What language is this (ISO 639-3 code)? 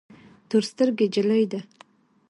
pus